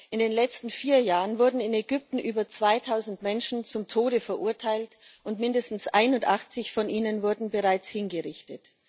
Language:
German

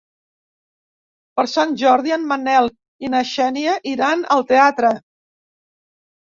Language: Catalan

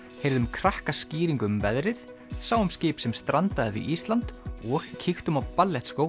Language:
Icelandic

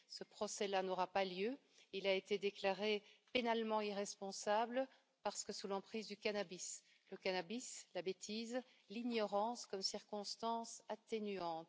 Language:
French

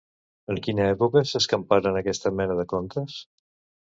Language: Catalan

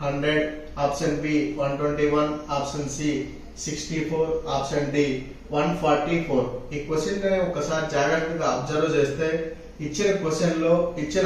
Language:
Hindi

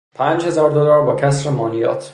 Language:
Persian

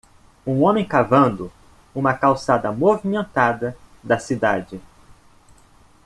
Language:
Portuguese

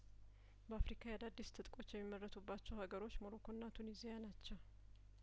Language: Amharic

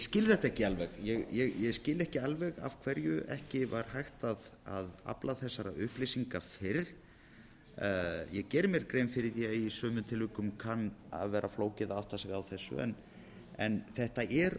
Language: Icelandic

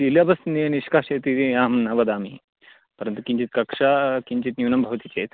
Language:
Sanskrit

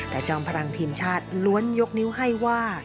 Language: Thai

